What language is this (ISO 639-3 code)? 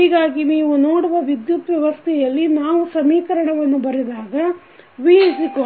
kan